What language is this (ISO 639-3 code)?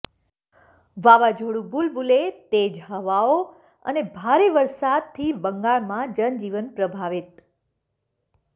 guj